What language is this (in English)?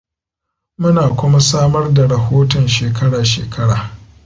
Hausa